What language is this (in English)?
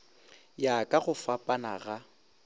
Northern Sotho